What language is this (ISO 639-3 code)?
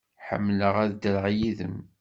kab